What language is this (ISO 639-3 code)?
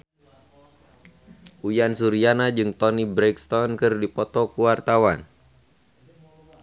sun